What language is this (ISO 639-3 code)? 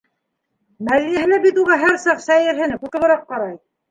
bak